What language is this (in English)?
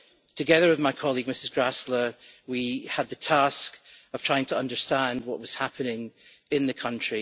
English